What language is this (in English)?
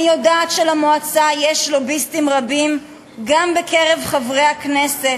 Hebrew